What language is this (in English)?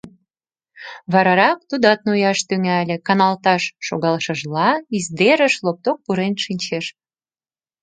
Mari